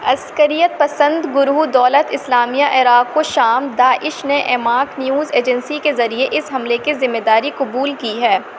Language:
Urdu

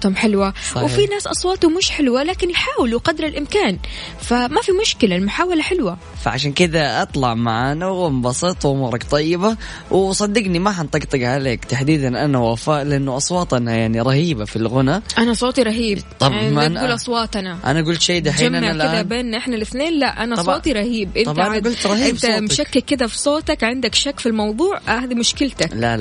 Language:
Arabic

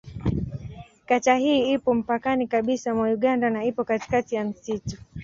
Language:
Swahili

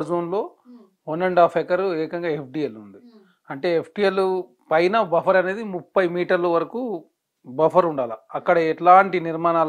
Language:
Telugu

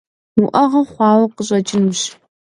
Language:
Kabardian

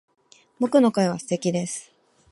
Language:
Japanese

